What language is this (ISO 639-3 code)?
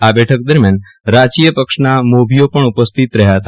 guj